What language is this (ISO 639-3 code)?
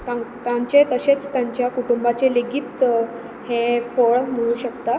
kok